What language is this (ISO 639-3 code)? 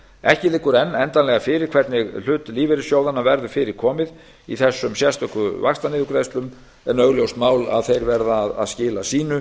isl